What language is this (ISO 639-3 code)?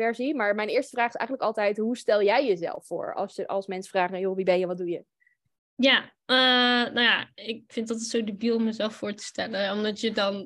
nld